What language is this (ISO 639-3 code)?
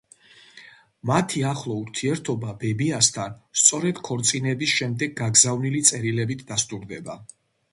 kat